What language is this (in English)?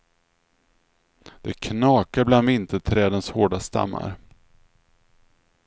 Swedish